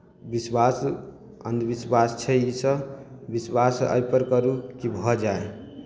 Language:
Maithili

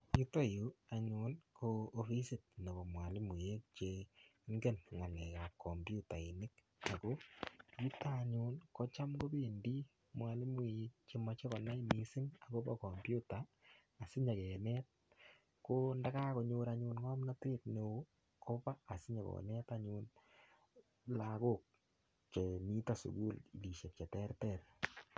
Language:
Kalenjin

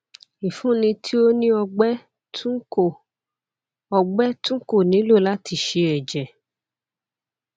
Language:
Yoruba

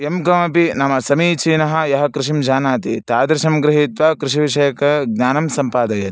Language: Sanskrit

